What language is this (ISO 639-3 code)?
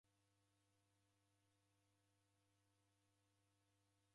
dav